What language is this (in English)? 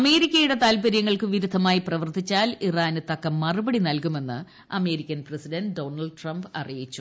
Malayalam